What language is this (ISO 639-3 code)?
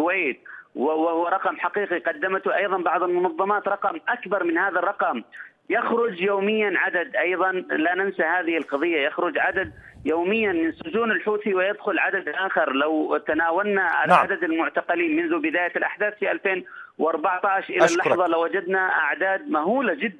ara